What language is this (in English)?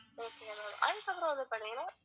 Tamil